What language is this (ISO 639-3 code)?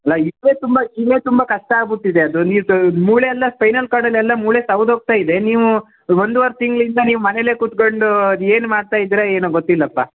kan